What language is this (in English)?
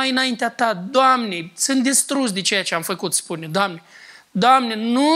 Romanian